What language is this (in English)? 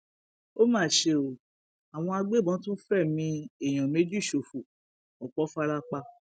Yoruba